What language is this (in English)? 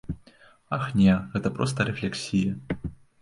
Belarusian